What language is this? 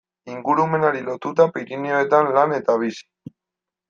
Basque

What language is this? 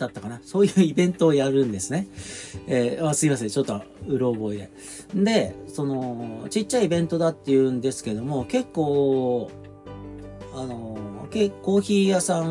Japanese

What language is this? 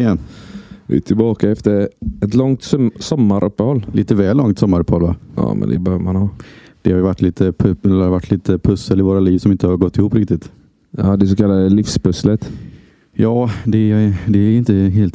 Swedish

